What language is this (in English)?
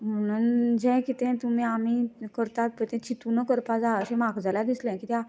Konkani